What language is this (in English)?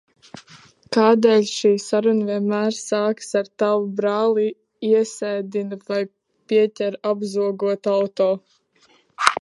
Latvian